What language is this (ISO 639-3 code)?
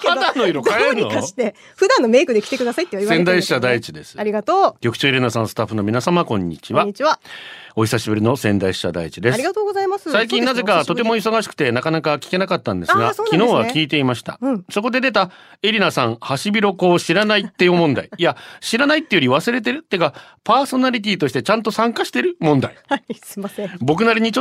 jpn